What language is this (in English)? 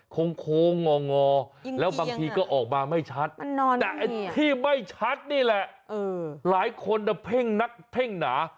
Thai